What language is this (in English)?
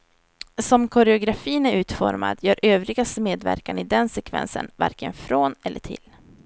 Swedish